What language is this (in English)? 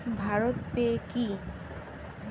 Bangla